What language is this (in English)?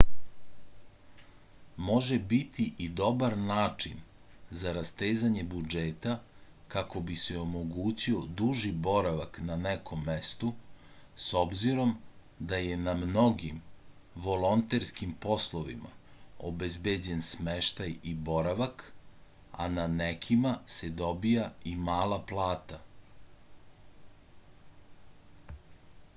Serbian